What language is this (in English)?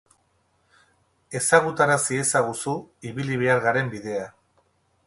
Basque